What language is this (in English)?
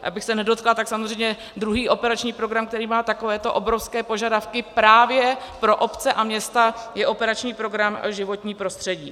Czech